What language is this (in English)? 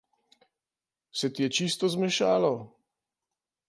Slovenian